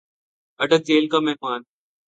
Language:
Urdu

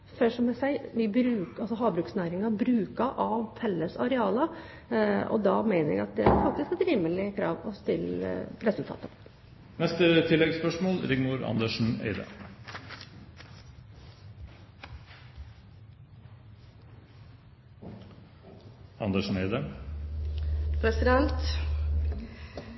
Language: Norwegian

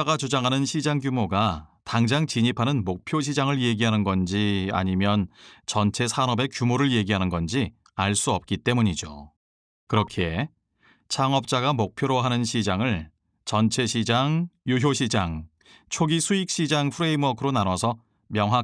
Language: Korean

